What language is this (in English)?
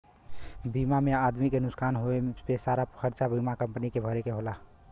Bhojpuri